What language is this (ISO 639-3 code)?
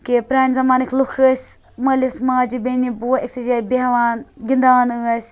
kas